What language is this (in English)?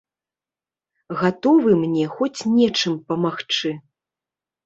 Belarusian